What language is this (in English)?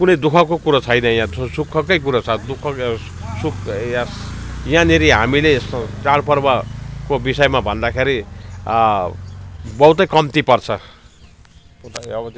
Nepali